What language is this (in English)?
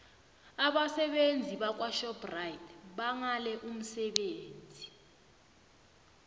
South Ndebele